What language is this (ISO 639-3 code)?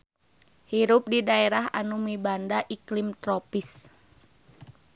sun